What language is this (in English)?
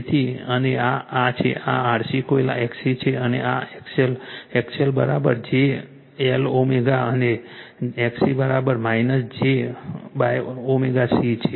Gujarati